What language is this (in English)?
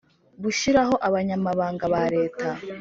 Kinyarwanda